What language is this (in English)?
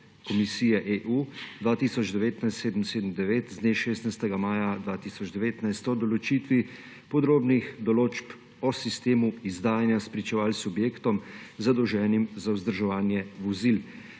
Slovenian